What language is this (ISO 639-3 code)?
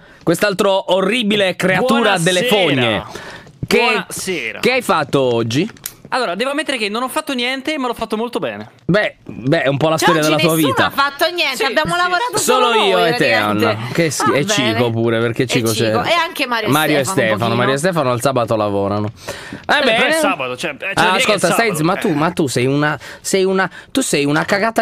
ita